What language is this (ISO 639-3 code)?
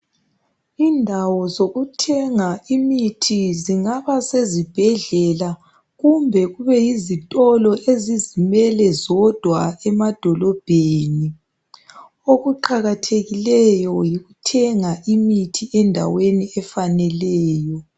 nde